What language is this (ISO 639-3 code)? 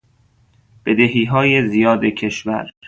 fas